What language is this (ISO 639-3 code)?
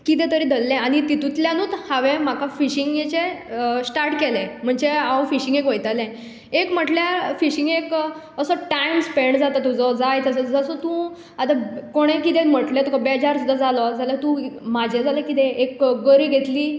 kok